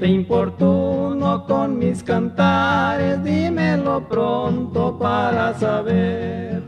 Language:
Spanish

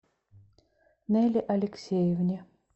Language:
Russian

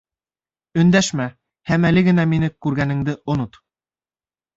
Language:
Bashkir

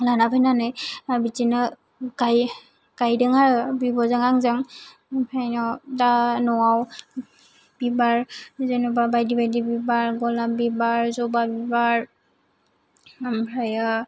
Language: Bodo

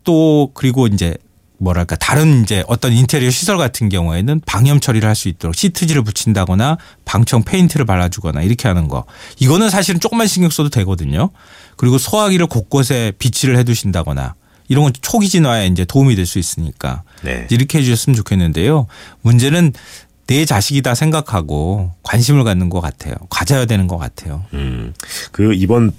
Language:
Korean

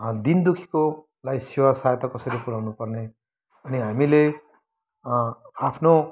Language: Nepali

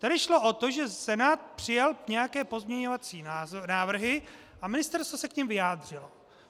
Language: Czech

